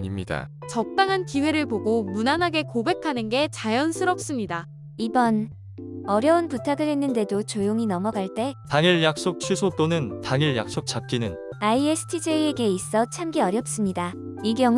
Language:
Korean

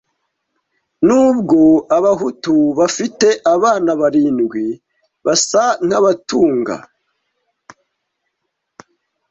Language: Kinyarwanda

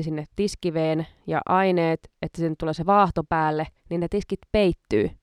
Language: Finnish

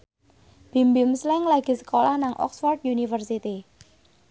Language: Javanese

